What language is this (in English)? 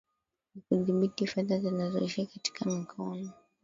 Swahili